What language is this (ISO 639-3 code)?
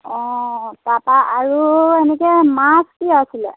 asm